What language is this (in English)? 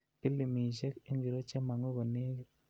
Kalenjin